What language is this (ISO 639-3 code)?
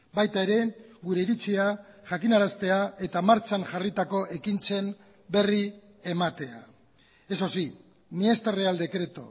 eus